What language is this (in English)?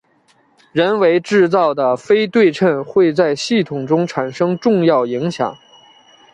Chinese